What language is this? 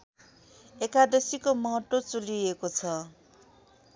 Nepali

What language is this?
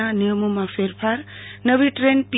Gujarati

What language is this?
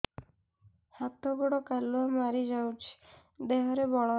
Odia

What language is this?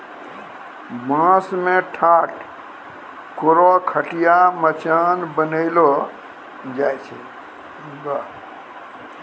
Maithili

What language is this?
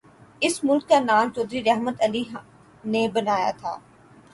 Urdu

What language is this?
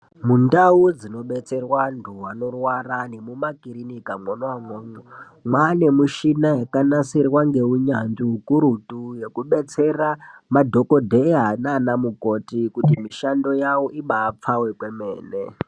Ndau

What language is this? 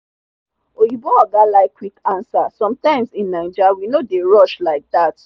Nigerian Pidgin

